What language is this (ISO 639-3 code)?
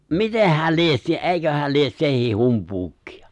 fin